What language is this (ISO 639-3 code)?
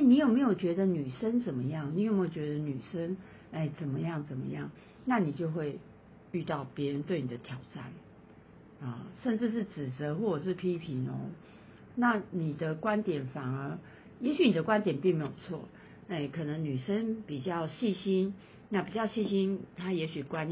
zho